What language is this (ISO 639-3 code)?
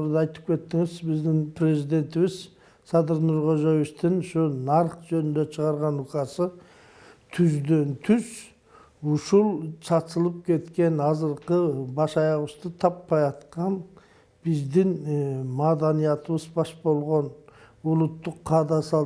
tur